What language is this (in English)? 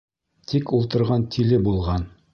Bashkir